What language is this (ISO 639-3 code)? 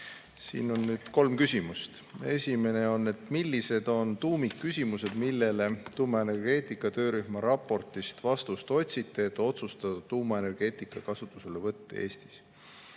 est